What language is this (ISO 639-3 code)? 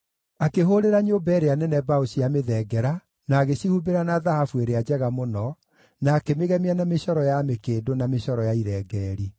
kik